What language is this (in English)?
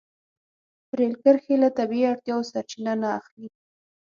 Pashto